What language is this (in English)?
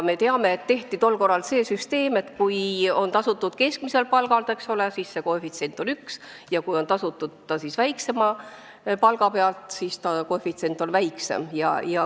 Estonian